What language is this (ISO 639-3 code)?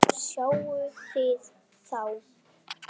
isl